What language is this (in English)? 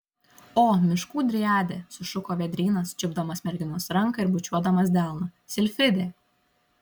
Lithuanian